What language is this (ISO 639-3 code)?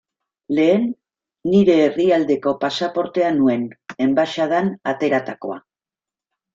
eus